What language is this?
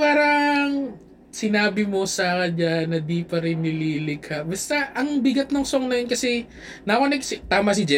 Filipino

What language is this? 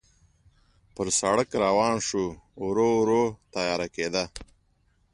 Pashto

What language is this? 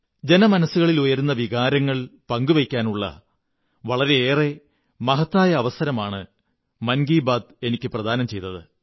Malayalam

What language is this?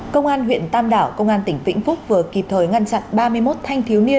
Vietnamese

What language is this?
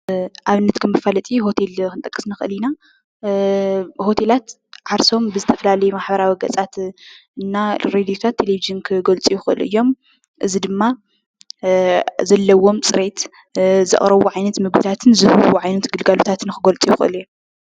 Tigrinya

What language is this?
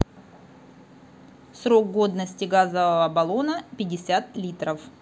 Russian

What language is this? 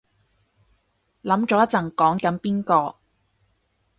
Cantonese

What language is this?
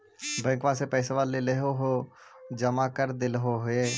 Magahi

